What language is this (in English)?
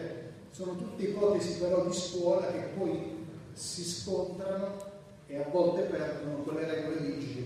Italian